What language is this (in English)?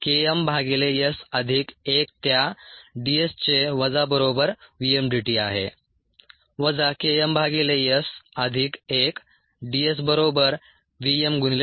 Marathi